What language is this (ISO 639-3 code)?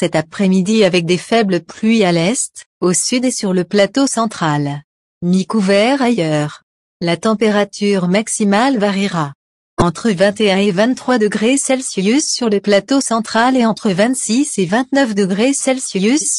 fra